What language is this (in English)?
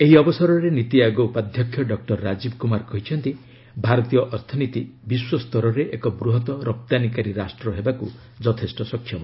Odia